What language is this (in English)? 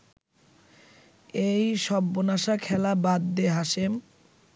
Bangla